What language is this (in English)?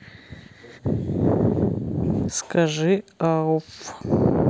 Russian